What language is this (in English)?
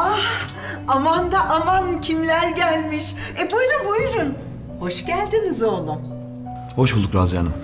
Turkish